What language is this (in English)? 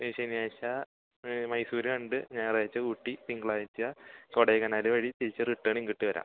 Malayalam